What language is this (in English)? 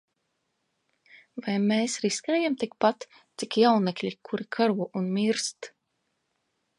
Latvian